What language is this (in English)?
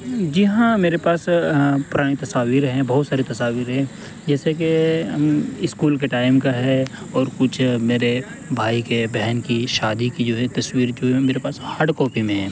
Urdu